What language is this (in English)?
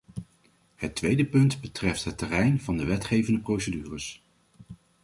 Dutch